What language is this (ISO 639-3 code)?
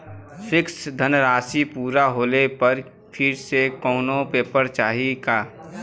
bho